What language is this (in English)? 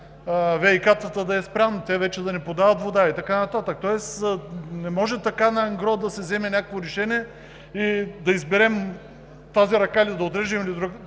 Bulgarian